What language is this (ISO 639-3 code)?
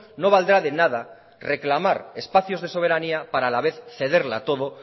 spa